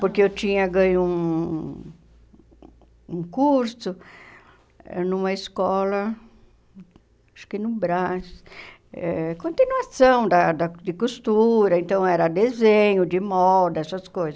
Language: Portuguese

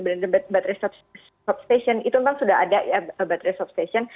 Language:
Indonesian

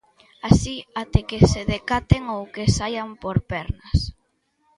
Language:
Galician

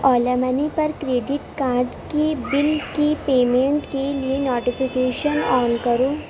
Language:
Urdu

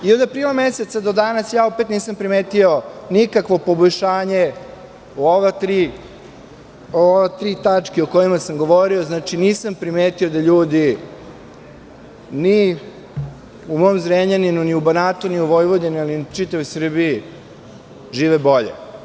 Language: Serbian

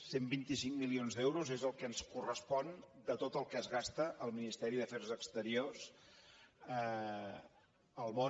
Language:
Catalan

